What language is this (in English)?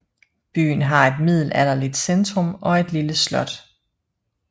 Danish